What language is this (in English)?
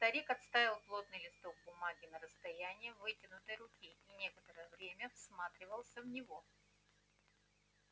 Russian